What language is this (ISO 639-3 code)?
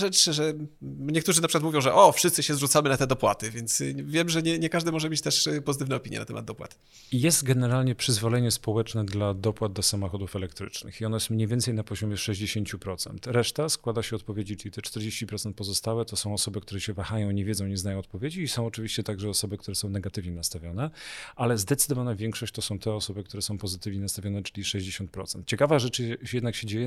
pol